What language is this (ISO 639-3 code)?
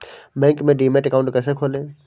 hin